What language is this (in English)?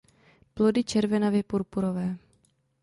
Czech